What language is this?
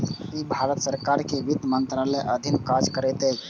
Maithili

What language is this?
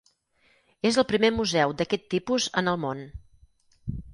Catalan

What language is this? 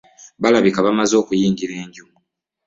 Ganda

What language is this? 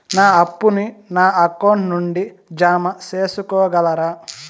Telugu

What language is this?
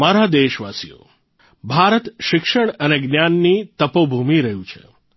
Gujarati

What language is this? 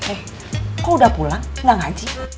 Indonesian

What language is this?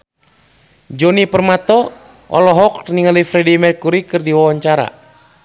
Sundanese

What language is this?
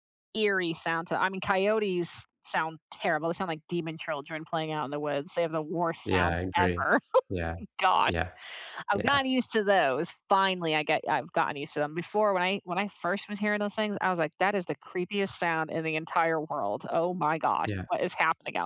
English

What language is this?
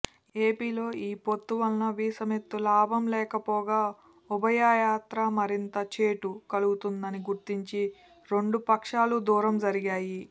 Telugu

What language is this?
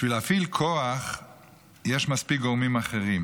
Hebrew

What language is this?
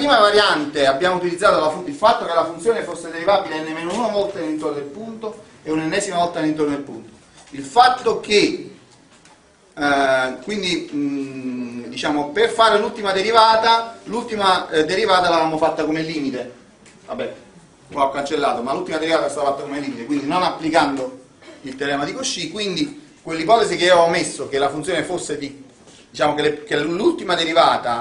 Italian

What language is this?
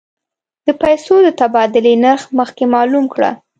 Pashto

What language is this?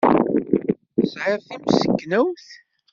Kabyle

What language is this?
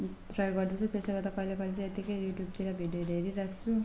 Nepali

